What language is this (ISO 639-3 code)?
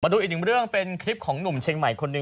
tha